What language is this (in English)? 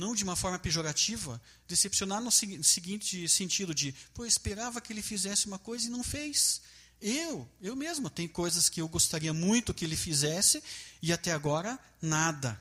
Portuguese